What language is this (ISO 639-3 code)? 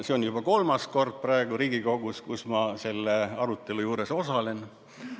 est